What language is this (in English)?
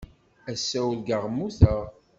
Kabyle